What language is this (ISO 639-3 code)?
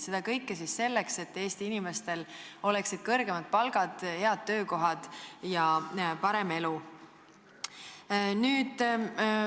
est